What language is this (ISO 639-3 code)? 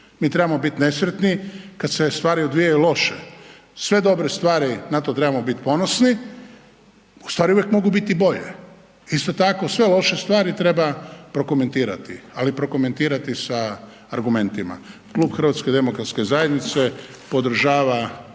hrv